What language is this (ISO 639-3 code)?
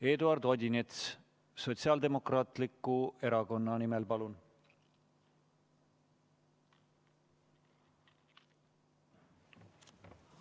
est